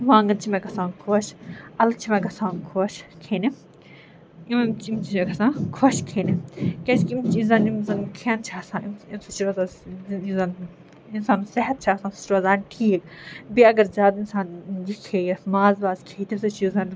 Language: Kashmiri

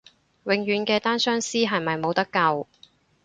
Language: Cantonese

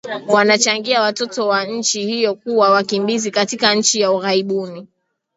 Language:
Swahili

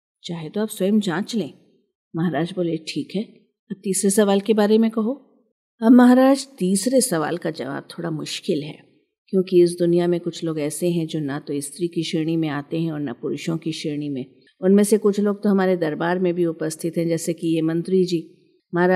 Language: Hindi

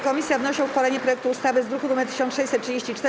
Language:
Polish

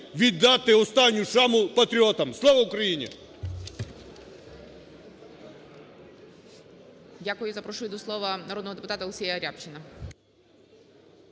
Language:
Ukrainian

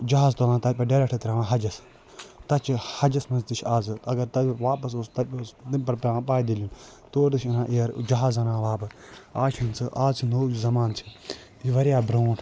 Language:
Kashmiri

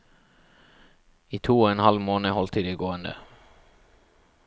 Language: Norwegian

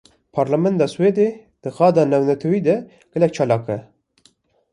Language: Kurdish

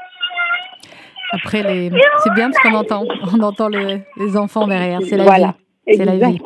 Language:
French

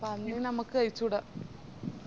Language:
Malayalam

